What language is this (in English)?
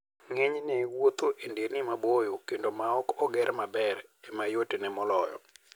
Luo (Kenya and Tanzania)